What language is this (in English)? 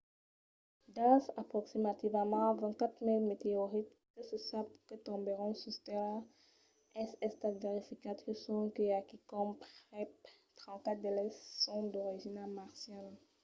Occitan